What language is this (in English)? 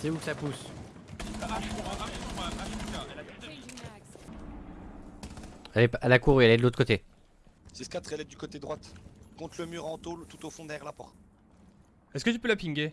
French